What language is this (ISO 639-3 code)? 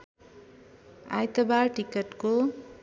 nep